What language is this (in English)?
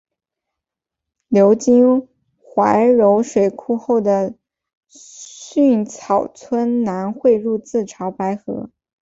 Chinese